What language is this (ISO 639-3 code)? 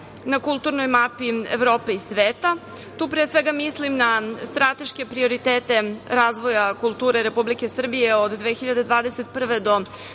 srp